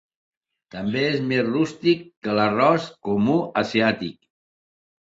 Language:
Catalan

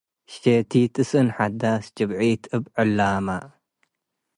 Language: Tigre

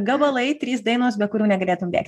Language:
Lithuanian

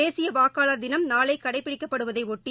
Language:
Tamil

